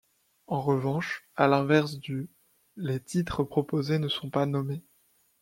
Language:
French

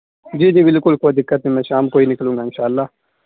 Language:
Urdu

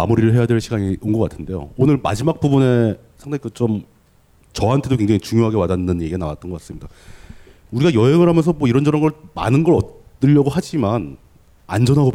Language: Korean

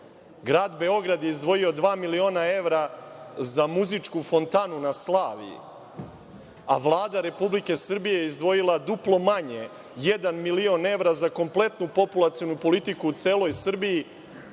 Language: Serbian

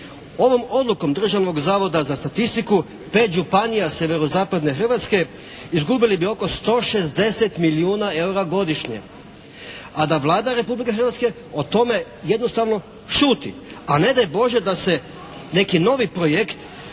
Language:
Croatian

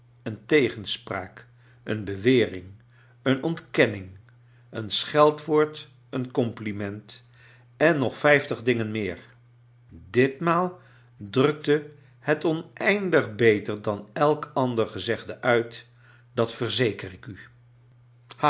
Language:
Dutch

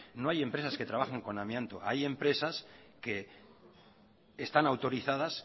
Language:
Spanish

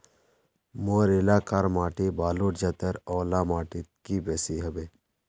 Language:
Magahi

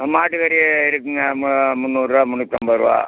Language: Tamil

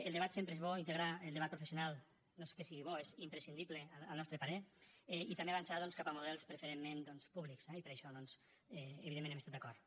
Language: Catalan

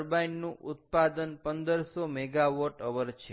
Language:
Gujarati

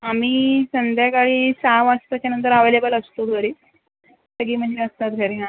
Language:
Marathi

